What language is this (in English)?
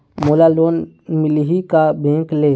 Chhattisgarhi